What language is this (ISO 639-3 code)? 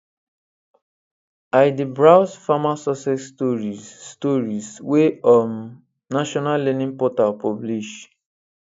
pcm